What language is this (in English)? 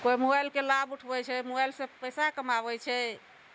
Maithili